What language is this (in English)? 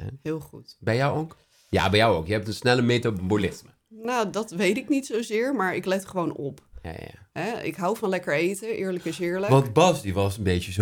Dutch